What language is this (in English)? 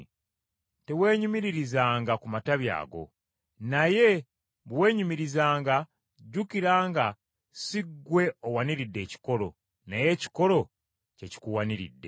Ganda